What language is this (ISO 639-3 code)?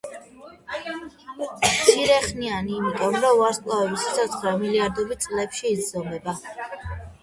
kat